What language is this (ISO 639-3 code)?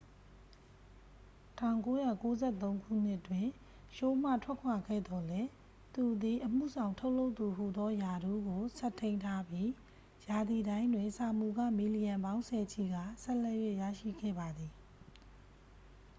mya